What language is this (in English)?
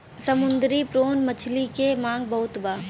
Bhojpuri